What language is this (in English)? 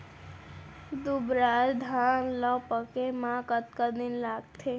Chhattisgarhi